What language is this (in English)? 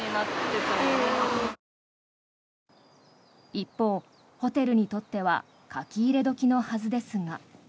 Japanese